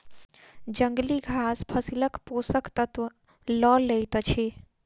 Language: Maithili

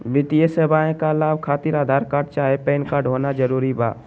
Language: Magahi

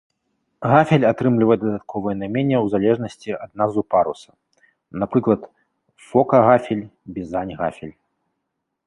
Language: Belarusian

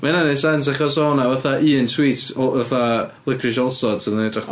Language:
Welsh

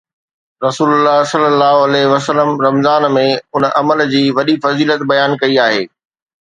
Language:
Sindhi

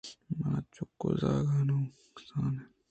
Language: Eastern Balochi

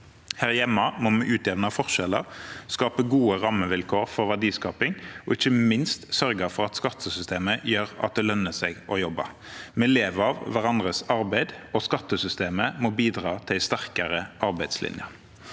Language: Norwegian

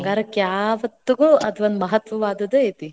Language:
Kannada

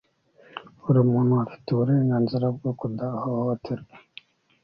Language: Kinyarwanda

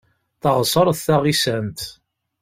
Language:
Kabyle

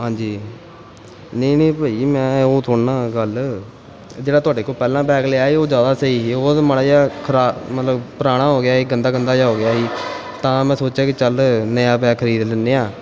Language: Punjabi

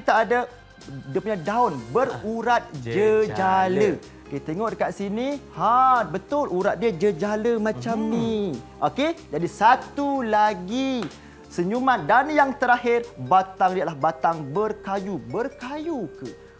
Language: Malay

